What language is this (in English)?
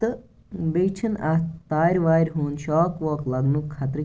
Kashmiri